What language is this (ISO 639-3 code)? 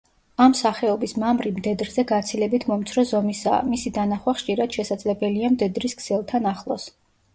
kat